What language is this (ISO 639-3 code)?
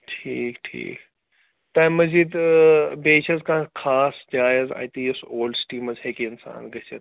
kas